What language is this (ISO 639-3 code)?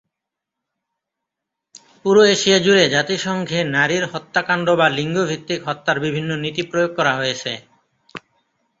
ben